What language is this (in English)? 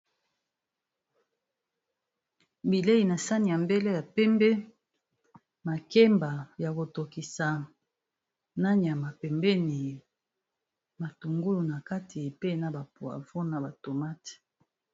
Lingala